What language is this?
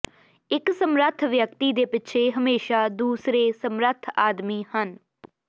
Punjabi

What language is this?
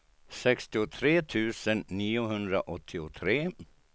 Swedish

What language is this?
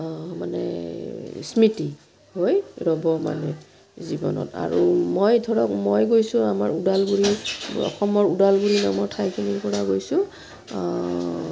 Assamese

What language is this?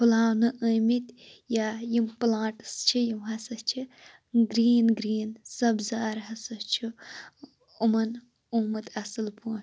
Kashmiri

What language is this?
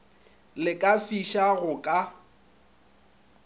Northern Sotho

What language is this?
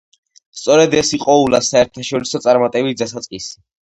Georgian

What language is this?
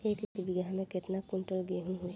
Bhojpuri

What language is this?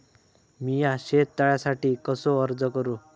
Marathi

